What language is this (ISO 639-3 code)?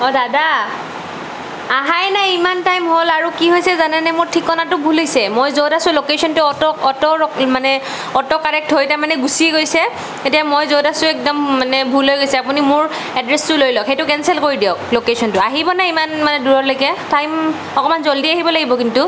asm